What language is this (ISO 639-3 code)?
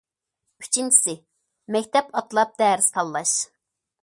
uig